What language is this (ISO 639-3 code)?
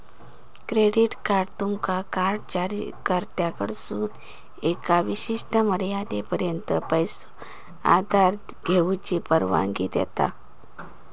mar